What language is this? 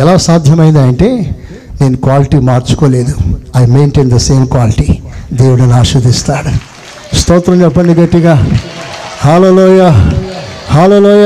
Telugu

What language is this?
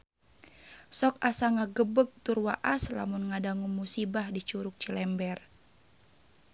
Sundanese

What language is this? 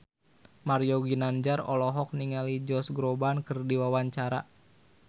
Sundanese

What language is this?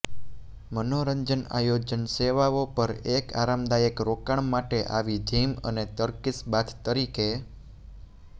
Gujarati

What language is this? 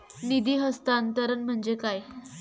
Marathi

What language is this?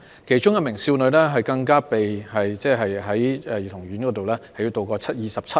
Cantonese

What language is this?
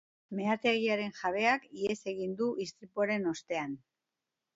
Basque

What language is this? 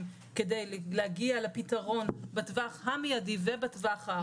Hebrew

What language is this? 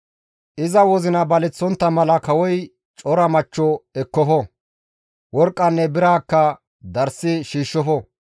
Gamo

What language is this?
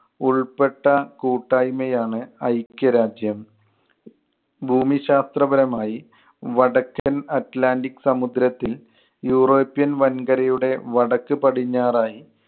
Malayalam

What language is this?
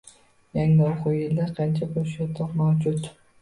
Uzbek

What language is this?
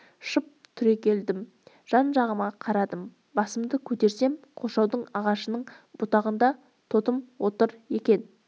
Kazakh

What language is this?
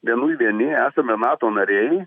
Lithuanian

